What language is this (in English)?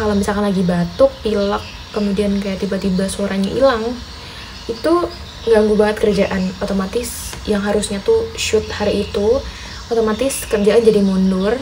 Indonesian